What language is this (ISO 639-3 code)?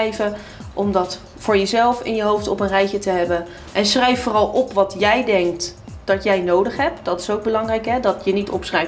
nld